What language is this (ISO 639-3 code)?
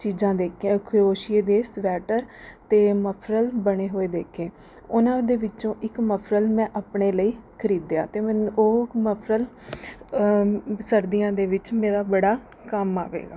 pan